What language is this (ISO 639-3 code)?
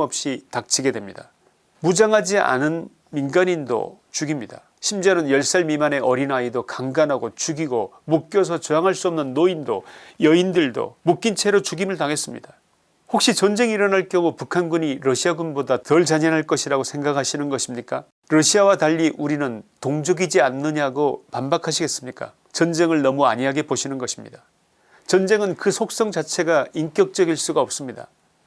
kor